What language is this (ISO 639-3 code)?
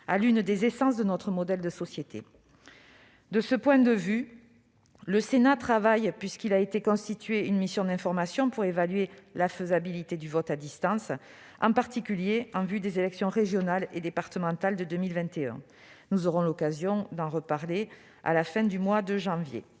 fra